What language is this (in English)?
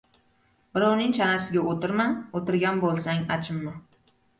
Uzbek